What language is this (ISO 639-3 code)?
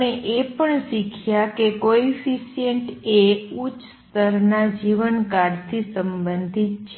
guj